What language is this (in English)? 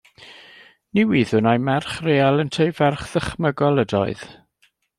Welsh